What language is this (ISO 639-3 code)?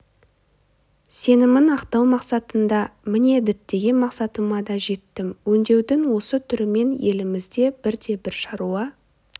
kaz